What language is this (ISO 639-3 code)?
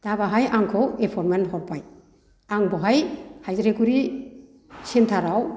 brx